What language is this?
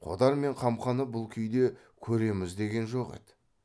Kazakh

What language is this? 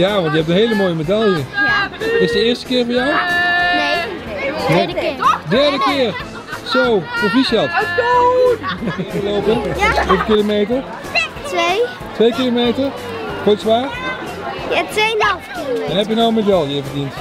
Dutch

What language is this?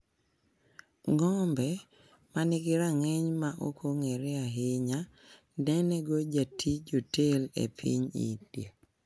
Luo (Kenya and Tanzania)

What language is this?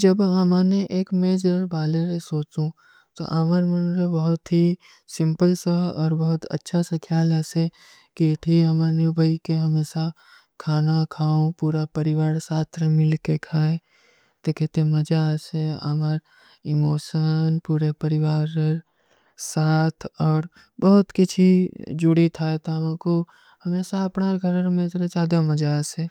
Kui (India)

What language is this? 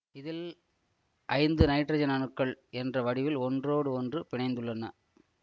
Tamil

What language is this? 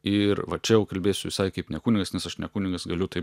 Lithuanian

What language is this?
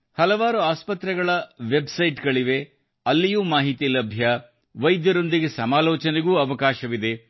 Kannada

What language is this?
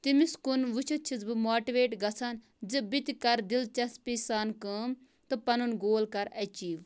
Kashmiri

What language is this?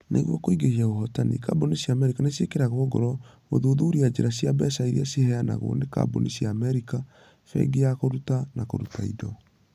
Kikuyu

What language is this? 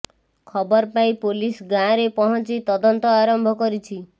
Odia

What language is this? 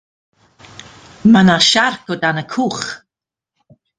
Welsh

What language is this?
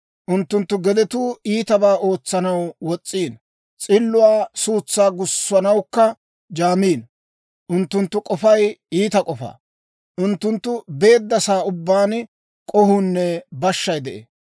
Dawro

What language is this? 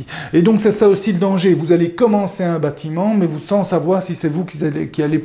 French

